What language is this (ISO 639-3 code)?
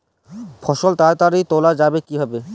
ben